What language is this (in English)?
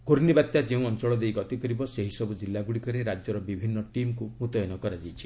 Odia